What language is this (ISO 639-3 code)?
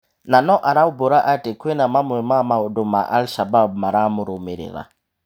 kik